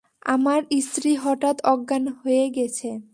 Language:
Bangla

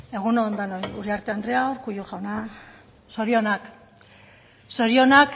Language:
Basque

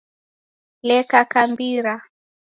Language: Taita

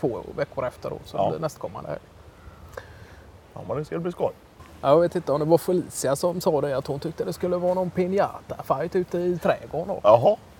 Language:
Swedish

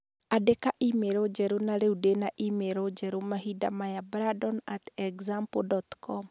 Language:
Kikuyu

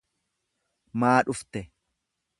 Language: Oromo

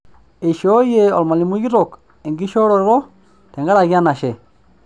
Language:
Masai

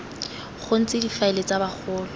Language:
Tswana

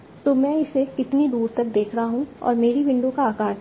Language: Hindi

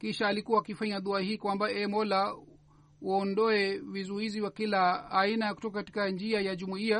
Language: Swahili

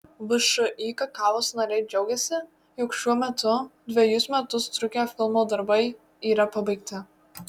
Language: Lithuanian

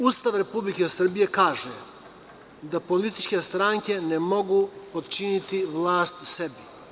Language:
Serbian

